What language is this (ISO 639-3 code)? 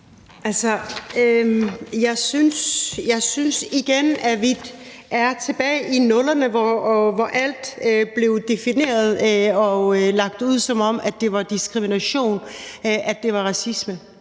dan